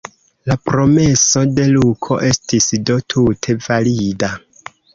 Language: Esperanto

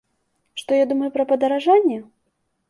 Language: Belarusian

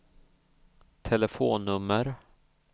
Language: Swedish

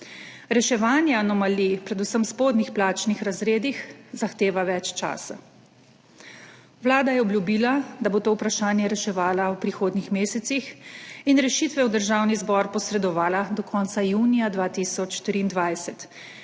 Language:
Slovenian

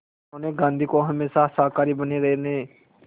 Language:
Hindi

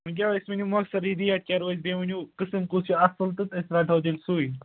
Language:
Kashmiri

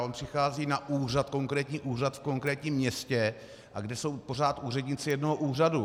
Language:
Czech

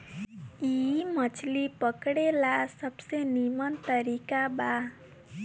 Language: Bhojpuri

